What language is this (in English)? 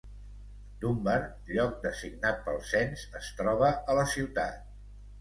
Catalan